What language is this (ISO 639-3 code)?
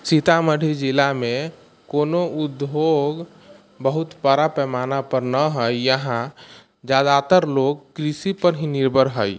mai